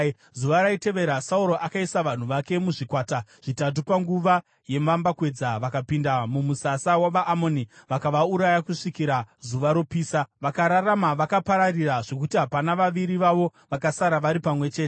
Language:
Shona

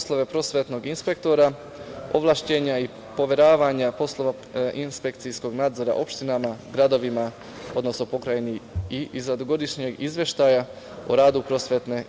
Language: Serbian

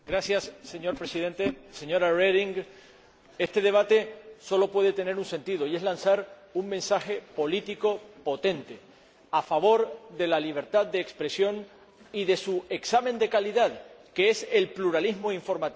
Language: Spanish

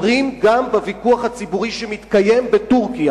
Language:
Hebrew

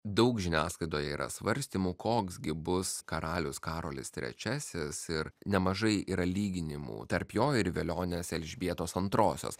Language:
Lithuanian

